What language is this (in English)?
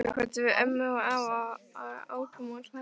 Icelandic